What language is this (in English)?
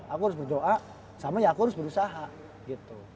Indonesian